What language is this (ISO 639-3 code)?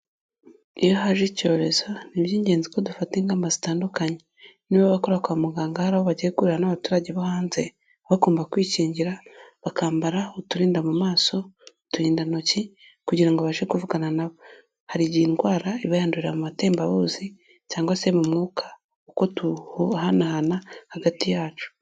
kin